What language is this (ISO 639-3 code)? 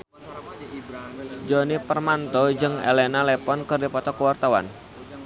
sun